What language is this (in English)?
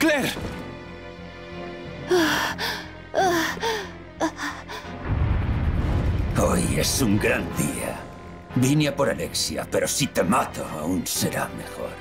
Spanish